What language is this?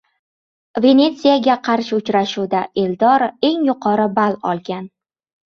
Uzbek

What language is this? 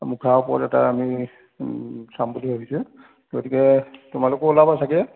Assamese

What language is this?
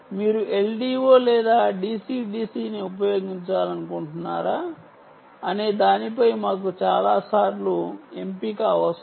Telugu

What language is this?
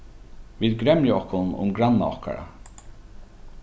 Faroese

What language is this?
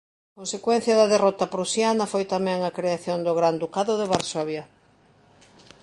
Galician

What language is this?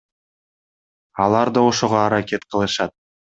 Kyrgyz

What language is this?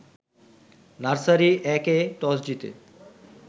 Bangla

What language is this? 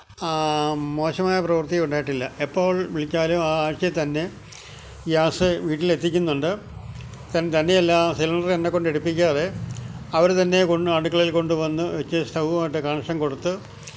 Malayalam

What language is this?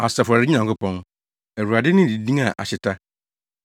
Akan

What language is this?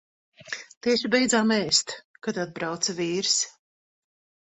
Latvian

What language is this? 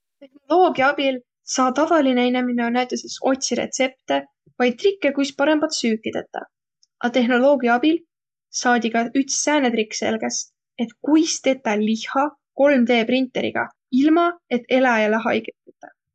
Võro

